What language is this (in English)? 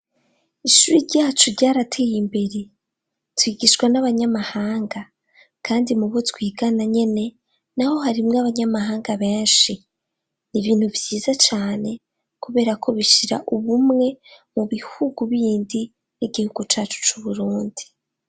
Rundi